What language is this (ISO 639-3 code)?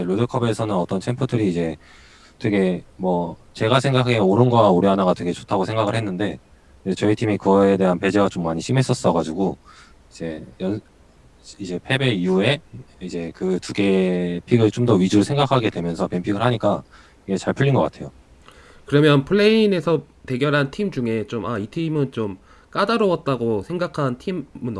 kor